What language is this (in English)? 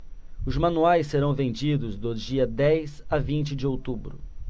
Portuguese